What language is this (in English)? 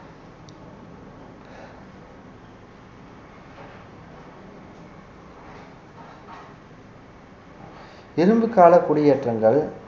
Tamil